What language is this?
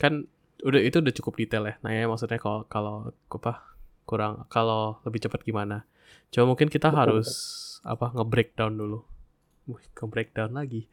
Indonesian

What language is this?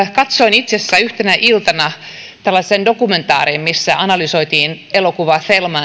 Finnish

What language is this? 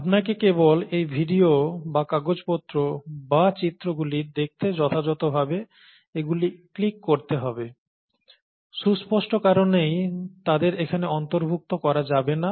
Bangla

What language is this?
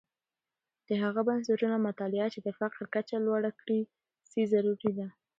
Pashto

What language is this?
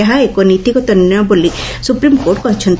Odia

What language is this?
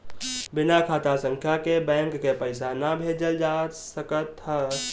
Bhojpuri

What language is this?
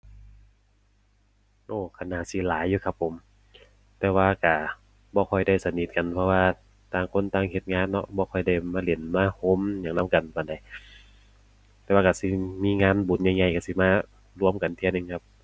Thai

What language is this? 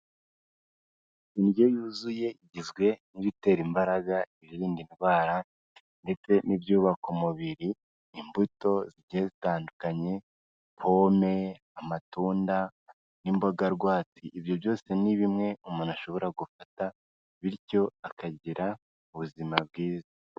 Kinyarwanda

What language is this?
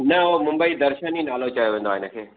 Sindhi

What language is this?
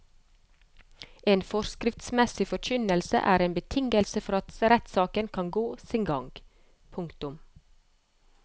Norwegian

